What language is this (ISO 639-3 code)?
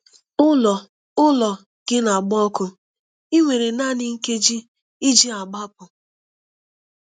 ibo